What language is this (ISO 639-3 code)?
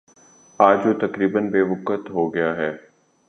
urd